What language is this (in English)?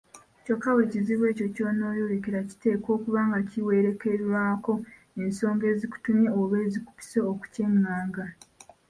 Ganda